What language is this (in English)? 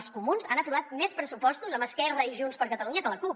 Catalan